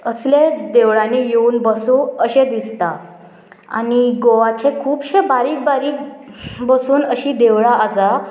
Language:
Konkani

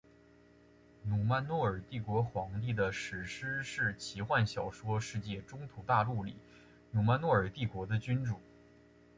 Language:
Chinese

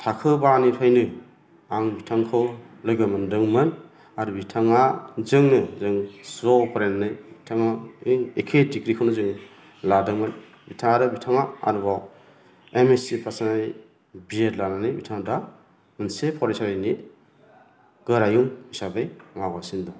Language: Bodo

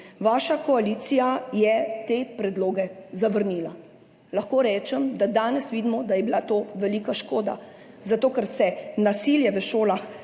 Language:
Slovenian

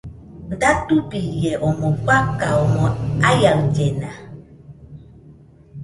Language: Nüpode Huitoto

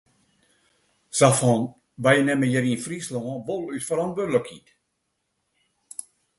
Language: Western Frisian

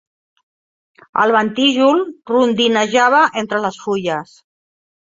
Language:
Catalan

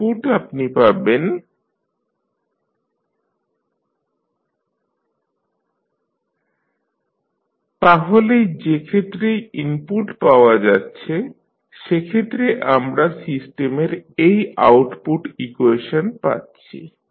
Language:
Bangla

